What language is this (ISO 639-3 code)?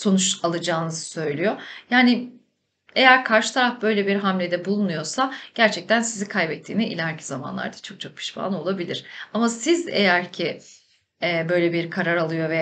tur